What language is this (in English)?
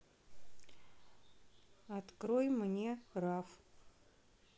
Russian